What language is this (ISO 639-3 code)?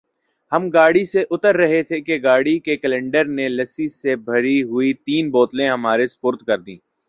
urd